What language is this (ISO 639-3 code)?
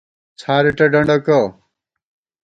gwt